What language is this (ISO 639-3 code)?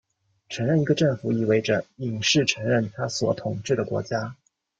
zho